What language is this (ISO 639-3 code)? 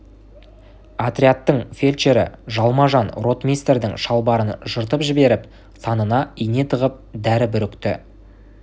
kaz